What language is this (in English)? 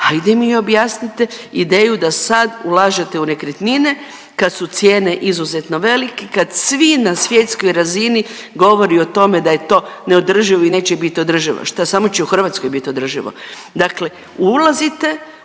Croatian